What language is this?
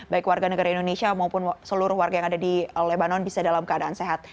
Indonesian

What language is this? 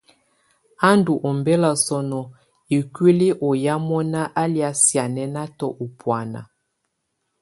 Tunen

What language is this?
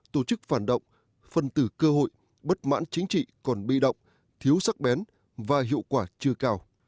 Vietnamese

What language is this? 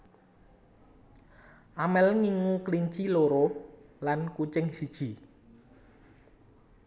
Javanese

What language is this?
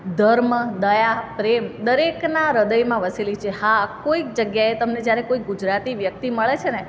Gujarati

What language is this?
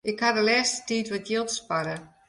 Western Frisian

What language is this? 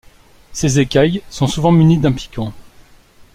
French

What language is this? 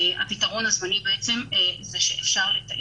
Hebrew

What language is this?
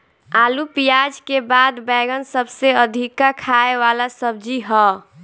Bhojpuri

